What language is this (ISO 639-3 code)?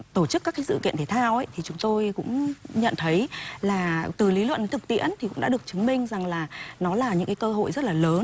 vie